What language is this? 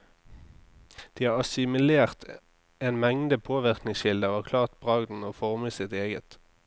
Norwegian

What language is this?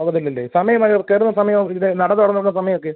Malayalam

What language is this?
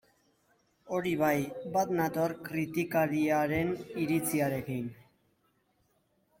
Basque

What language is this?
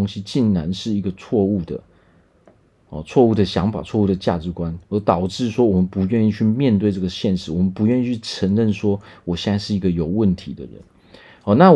Chinese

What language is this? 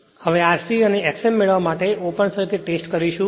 Gujarati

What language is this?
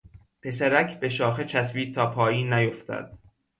Persian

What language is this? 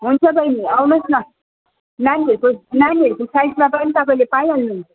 Nepali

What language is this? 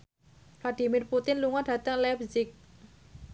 Javanese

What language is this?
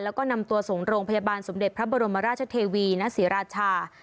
Thai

